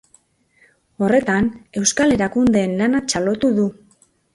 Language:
Basque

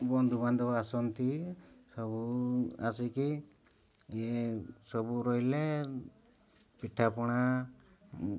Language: Odia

